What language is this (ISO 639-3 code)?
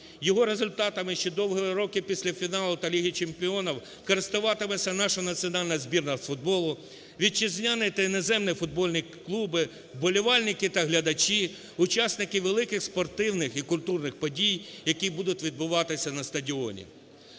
ukr